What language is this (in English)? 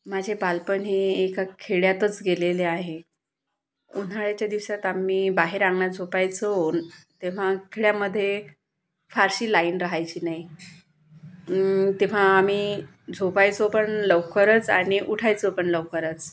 Marathi